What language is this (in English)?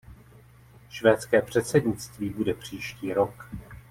Czech